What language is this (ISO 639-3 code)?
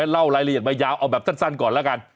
tha